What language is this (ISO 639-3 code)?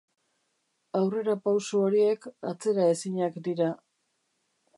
eus